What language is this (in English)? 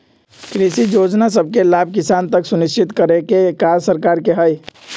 Magahi